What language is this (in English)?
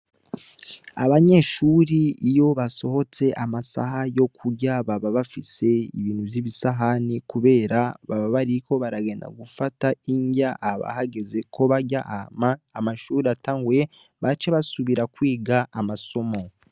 Rundi